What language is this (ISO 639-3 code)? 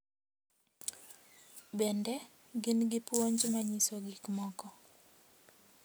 luo